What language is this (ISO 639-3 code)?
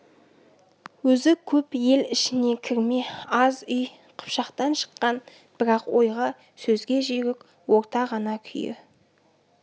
kaz